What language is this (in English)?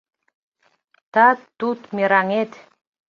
Mari